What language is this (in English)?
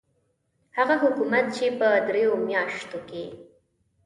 Pashto